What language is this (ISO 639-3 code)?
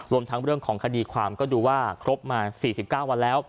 tha